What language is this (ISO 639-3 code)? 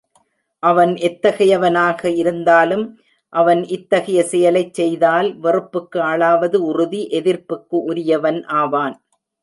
tam